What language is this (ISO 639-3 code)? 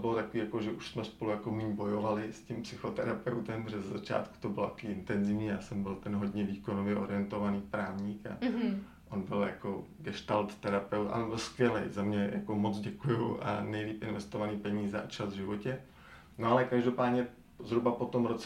ces